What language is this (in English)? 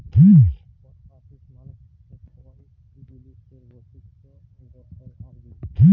Bangla